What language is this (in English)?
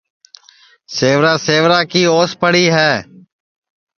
Sansi